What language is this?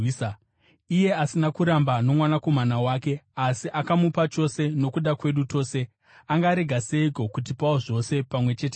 Shona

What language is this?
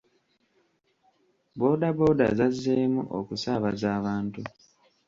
Ganda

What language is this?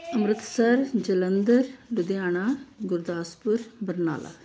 Punjabi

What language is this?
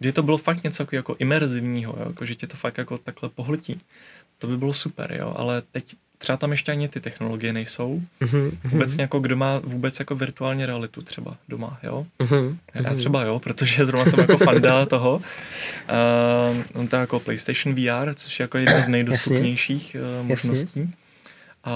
Czech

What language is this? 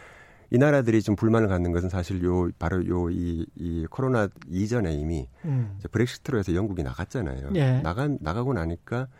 Korean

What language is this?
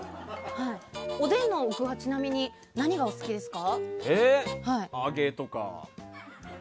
Japanese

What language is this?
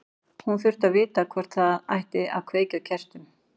Icelandic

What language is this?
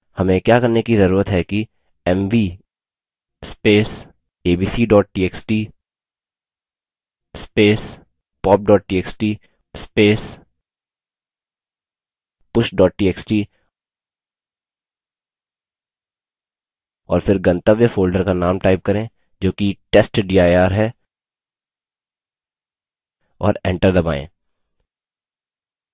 Hindi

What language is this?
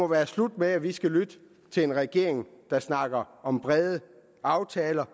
Danish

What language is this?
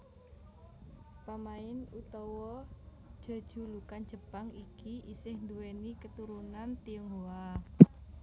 Javanese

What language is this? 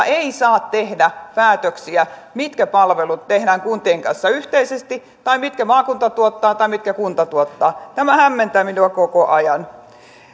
Finnish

